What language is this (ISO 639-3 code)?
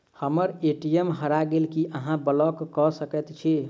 mai